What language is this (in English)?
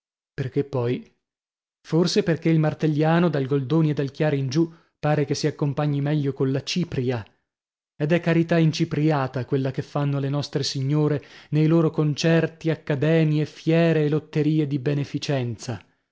Italian